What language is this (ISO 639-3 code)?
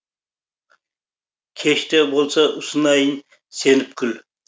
kaz